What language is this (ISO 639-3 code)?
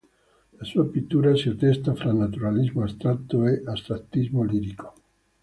ita